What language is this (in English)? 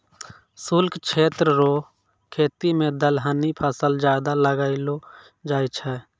Maithili